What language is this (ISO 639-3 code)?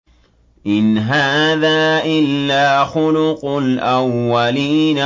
ara